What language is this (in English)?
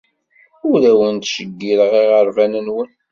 Kabyle